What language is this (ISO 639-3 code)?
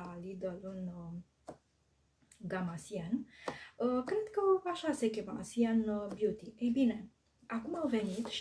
ron